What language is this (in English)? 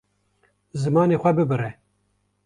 Kurdish